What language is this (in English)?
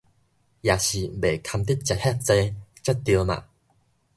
Min Nan Chinese